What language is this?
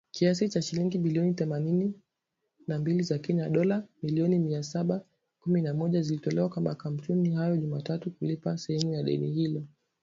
Swahili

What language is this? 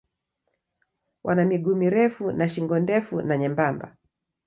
Swahili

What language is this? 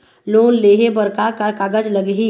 Chhattisgarhi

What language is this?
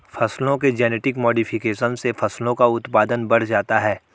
Hindi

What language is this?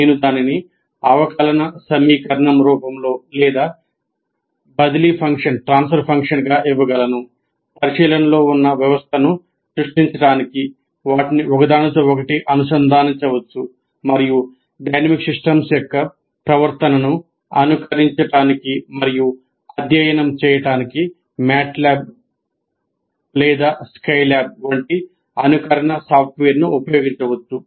Telugu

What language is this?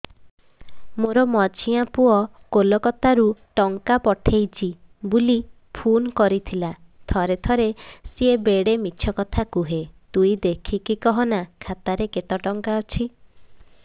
Odia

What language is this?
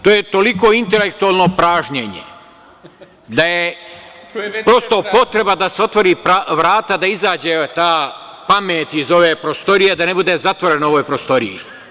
Serbian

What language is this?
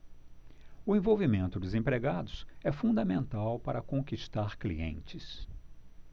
Portuguese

